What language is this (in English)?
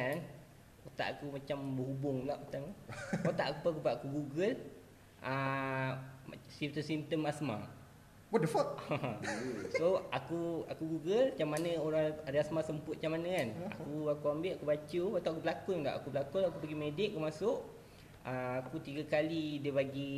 Malay